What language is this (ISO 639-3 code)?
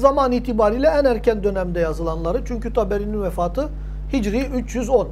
tur